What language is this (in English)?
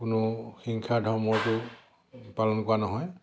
Assamese